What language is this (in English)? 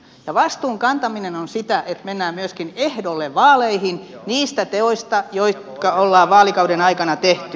Finnish